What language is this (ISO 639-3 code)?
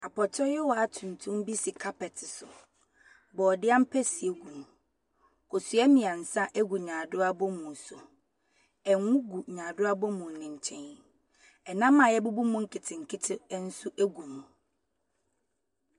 aka